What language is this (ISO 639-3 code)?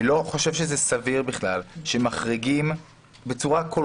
heb